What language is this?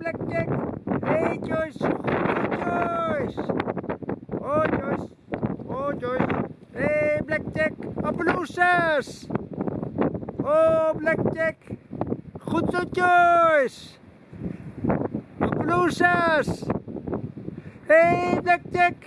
Dutch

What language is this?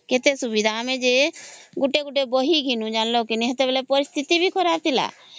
Odia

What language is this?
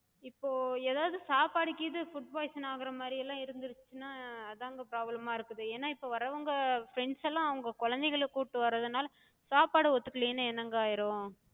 Tamil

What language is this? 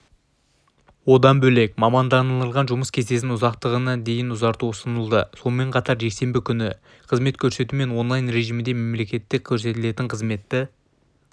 Kazakh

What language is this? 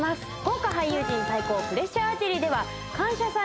Japanese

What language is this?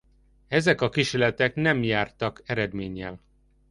Hungarian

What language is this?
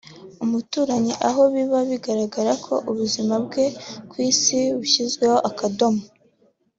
Kinyarwanda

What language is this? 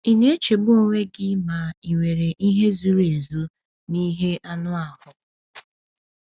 Igbo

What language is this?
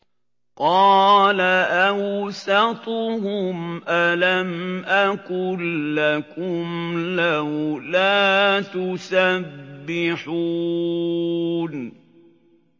Arabic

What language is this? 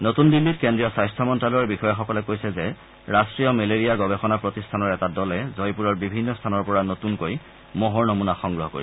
Assamese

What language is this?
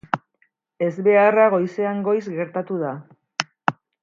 Basque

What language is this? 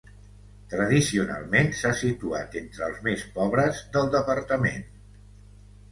Catalan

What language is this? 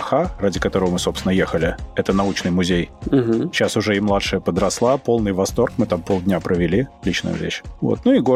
Russian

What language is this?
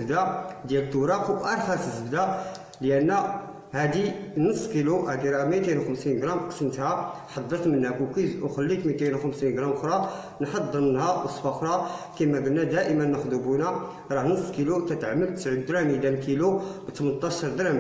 Arabic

